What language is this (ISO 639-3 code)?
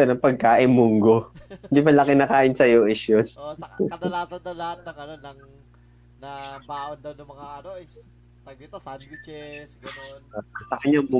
fil